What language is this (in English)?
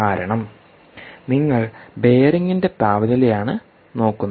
Malayalam